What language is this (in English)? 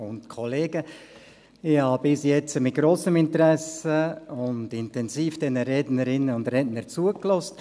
Swiss German